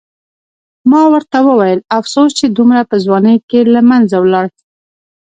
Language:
Pashto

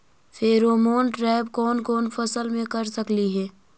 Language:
Magahi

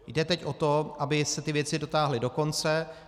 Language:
Czech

